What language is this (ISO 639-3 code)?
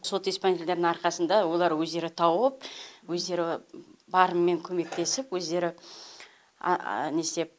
kaz